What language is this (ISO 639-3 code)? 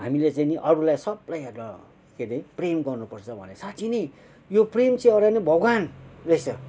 nep